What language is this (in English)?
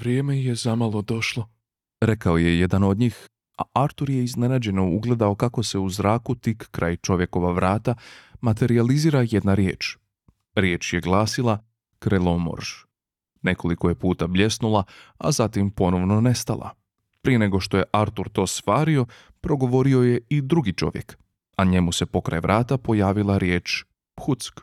Croatian